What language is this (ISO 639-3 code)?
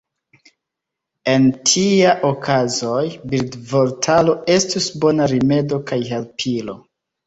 epo